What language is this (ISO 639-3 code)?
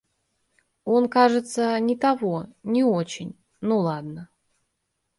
rus